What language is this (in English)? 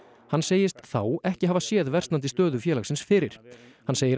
Icelandic